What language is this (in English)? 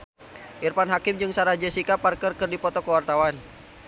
Sundanese